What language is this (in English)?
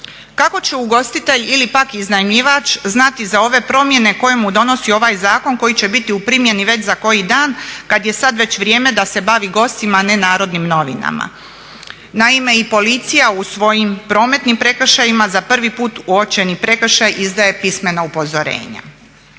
Croatian